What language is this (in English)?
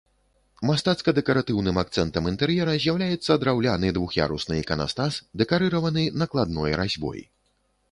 Belarusian